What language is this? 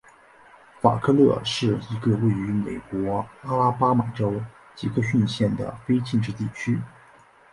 Chinese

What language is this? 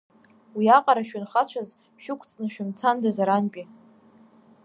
Abkhazian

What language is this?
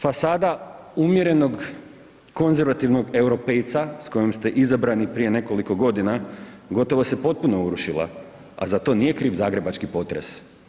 Croatian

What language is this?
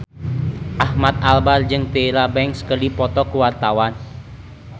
Sundanese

